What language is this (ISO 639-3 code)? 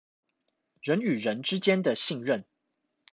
zho